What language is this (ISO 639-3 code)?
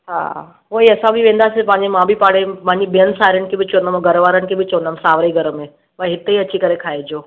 snd